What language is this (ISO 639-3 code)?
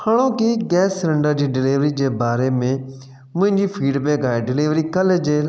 snd